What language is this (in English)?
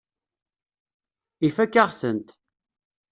Kabyle